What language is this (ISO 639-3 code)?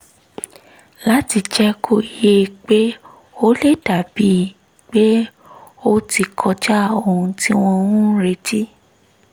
yor